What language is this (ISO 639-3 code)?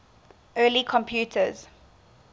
eng